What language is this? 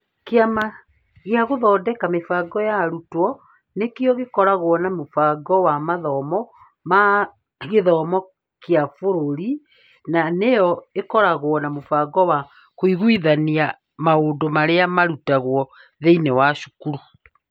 Kikuyu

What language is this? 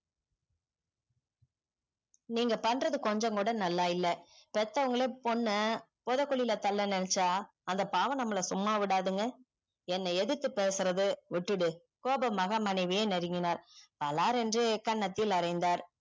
Tamil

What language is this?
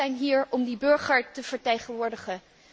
Dutch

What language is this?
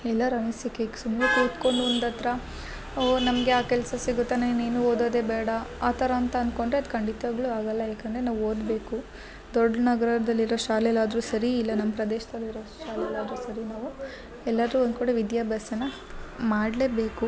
Kannada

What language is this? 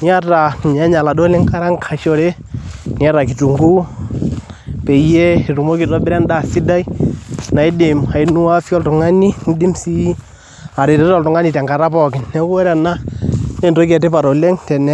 Masai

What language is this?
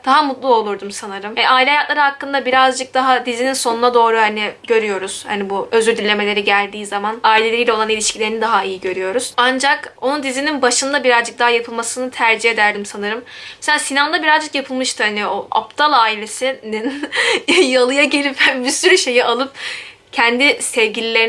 Turkish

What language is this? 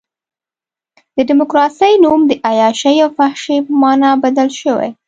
Pashto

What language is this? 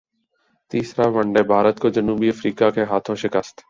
Urdu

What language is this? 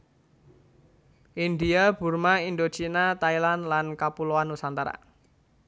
Javanese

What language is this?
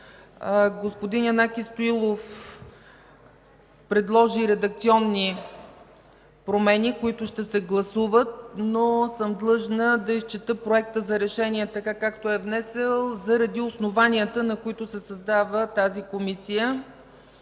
Bulgarian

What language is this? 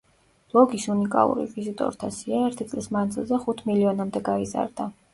Georgian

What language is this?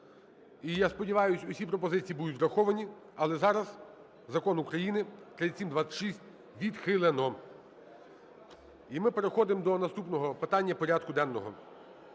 Ukrainian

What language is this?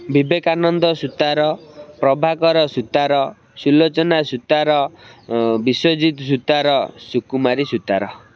Odia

